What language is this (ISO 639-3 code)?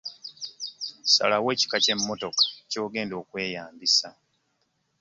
lug